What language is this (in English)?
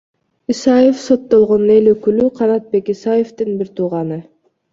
Kyrgyz